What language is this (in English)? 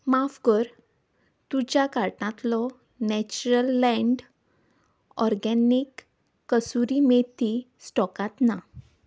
Konkani